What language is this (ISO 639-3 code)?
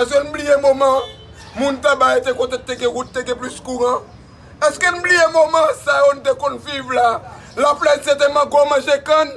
fra